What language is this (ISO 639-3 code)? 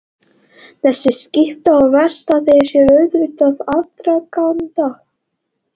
isl